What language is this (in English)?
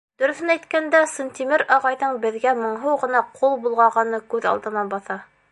Bashkir